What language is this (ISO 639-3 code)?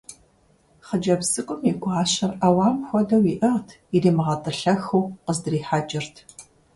kbd